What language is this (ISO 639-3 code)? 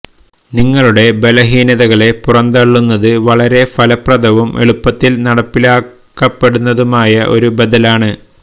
mal